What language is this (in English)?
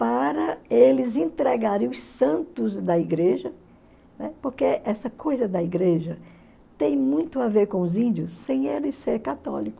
Portuguese